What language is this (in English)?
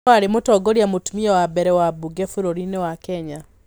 Kikuyu